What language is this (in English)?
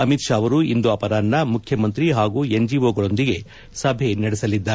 Kannada